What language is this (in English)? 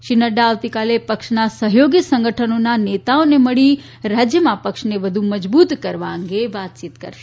Gujarati